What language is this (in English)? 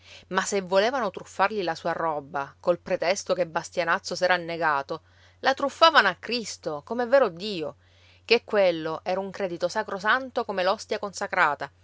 Italian